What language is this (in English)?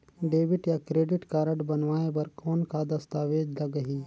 Chhattisgarhi